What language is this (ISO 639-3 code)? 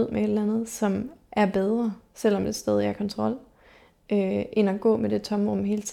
dan